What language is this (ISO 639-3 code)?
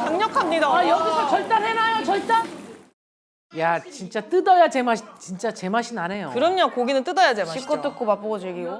kor